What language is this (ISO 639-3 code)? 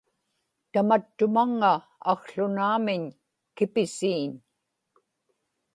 ipk